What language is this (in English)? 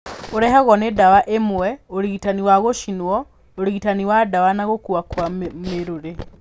Kikuyu